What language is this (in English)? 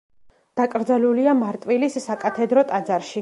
Georgian